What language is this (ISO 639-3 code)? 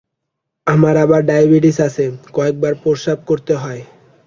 ben